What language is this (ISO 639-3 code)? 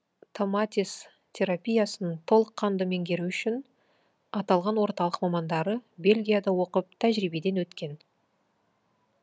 kaz